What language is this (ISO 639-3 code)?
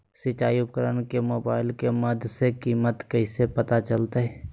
mag